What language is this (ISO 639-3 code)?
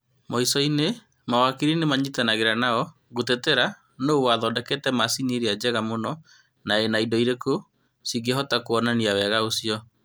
kik